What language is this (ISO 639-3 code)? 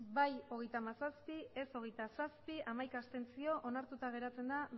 eus